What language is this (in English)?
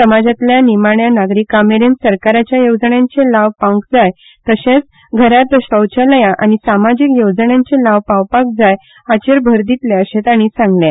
Konkani